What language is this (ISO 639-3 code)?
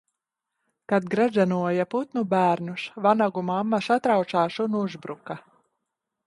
lav